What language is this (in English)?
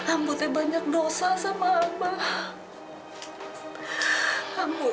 Indonesian